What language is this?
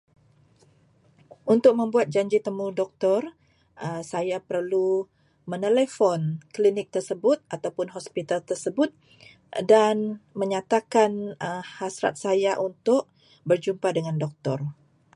Malay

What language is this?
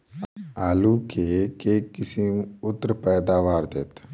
Maithili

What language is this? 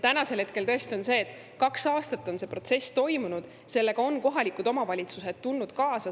Estonian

